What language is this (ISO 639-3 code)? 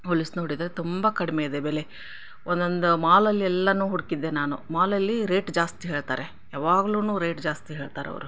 kan